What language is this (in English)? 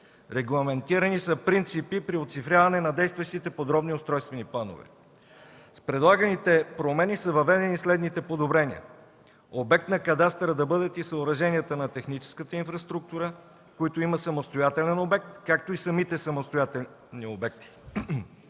Bulgarian